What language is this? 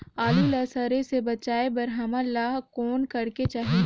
Chhattisgarhi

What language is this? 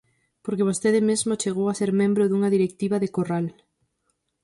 Galician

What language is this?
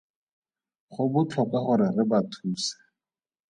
Tswana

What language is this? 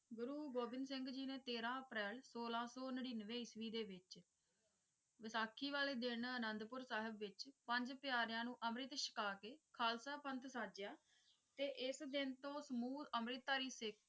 Punjabi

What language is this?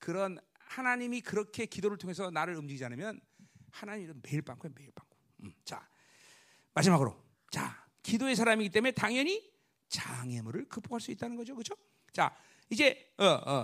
Korean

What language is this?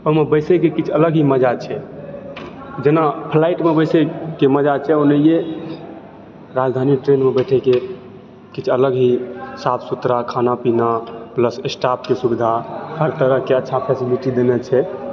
Maithili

